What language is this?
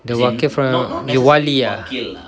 English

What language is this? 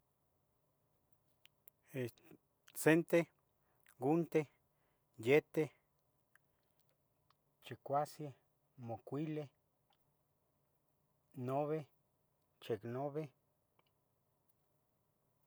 Tetelcingo Nahuatl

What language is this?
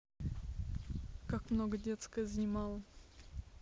Russian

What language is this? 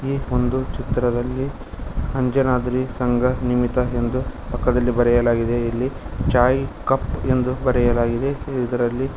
Kannada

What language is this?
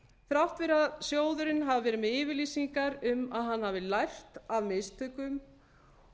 Icelandic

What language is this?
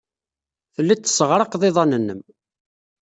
Kabyle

